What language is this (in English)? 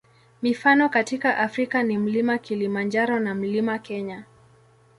Swahili